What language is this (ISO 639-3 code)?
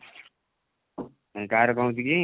ori